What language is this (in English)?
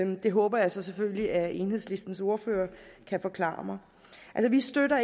Danish